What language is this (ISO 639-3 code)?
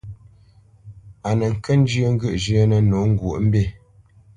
bce